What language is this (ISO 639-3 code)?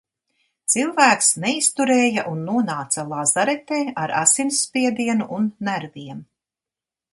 lav